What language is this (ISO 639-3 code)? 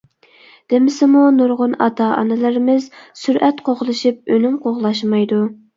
uig